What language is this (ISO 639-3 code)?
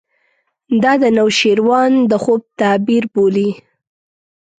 pus